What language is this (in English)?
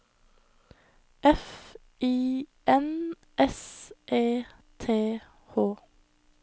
Norwegian